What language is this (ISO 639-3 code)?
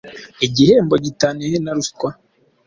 kin